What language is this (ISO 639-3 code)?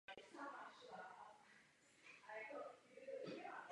ces